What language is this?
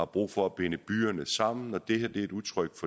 Danish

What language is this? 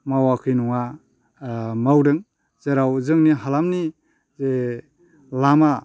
Bodo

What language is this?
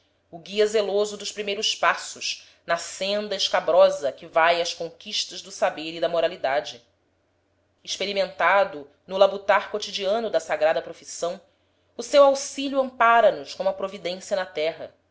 Portuguese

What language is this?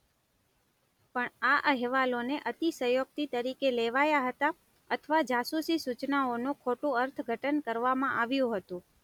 Gujarati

